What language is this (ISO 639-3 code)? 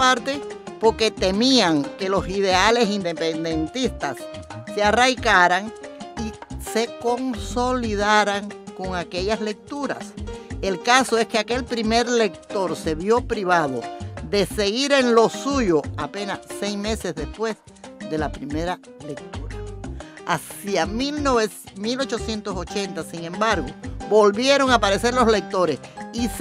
spa